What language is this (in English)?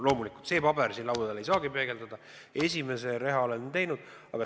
Estonian